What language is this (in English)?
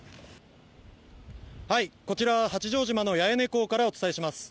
Japanese